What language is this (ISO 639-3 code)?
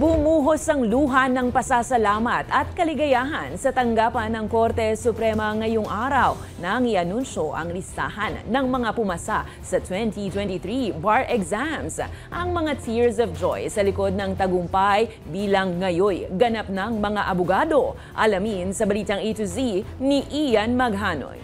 fil